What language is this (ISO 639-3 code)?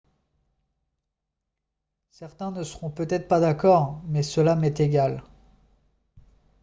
fra